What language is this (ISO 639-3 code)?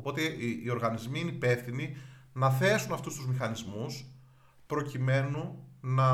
ell